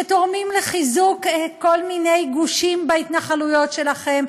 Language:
Hebrew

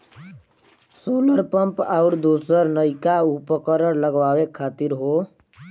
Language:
Bhojpuri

